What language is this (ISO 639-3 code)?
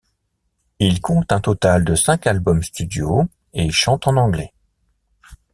fra